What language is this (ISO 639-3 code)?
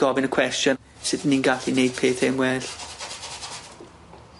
cym